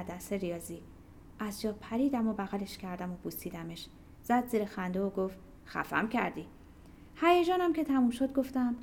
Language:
Persian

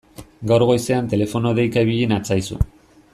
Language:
Basque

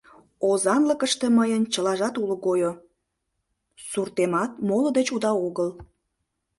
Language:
Mari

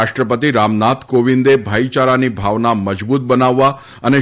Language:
Gujarati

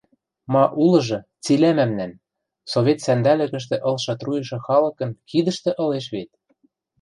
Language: Western Mari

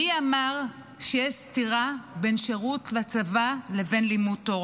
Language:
Hebrew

